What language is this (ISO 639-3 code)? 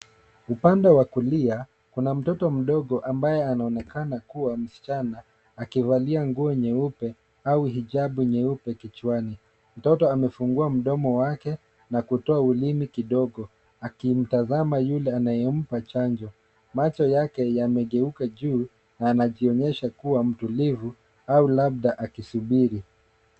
swa